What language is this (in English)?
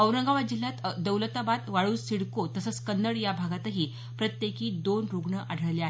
Marathi